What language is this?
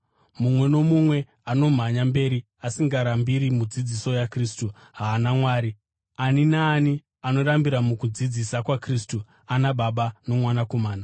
Shona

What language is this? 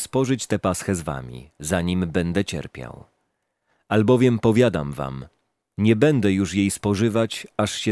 Polish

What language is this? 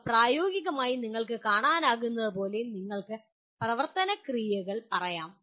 Malayalam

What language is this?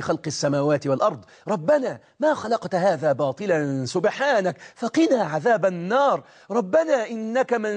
Arabic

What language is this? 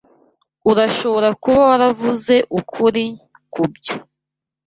Kinyarwanda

